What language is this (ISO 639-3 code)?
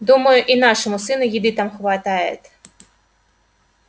rus